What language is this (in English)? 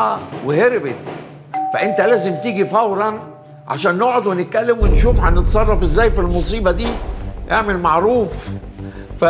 Arabic